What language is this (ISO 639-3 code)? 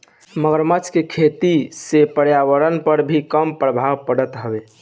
bho